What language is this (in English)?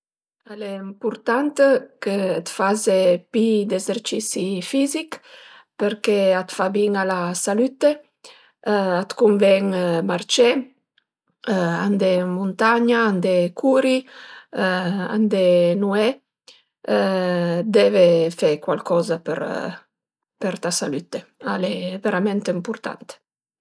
Piedmontese